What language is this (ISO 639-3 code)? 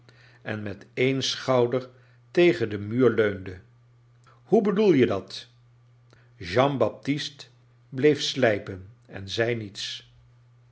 nld